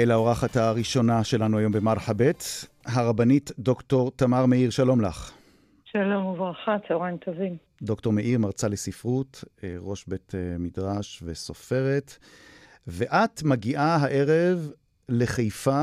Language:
Hebrew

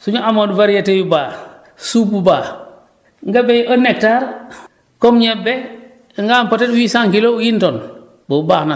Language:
Wolof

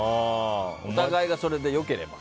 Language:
Japanese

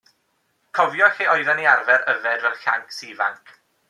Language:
Welsh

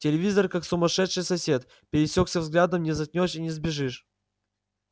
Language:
Russian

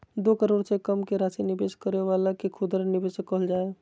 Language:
Magahi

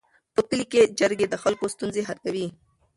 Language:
Pashto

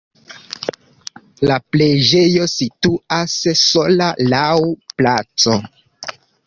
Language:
Esperanto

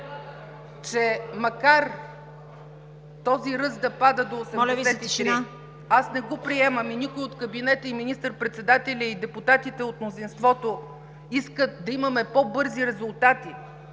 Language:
Bulgarian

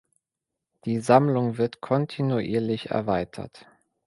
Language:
German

